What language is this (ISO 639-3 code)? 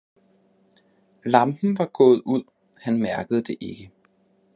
dan